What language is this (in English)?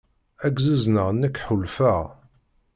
Kabyle